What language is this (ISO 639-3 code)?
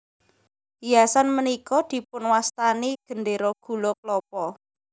jav